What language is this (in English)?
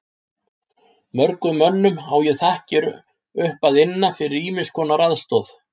Icelandic